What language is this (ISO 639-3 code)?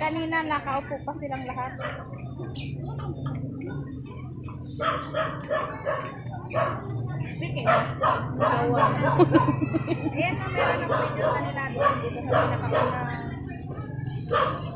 fil